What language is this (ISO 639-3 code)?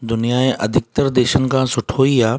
snd